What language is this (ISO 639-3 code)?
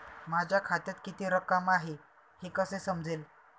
mar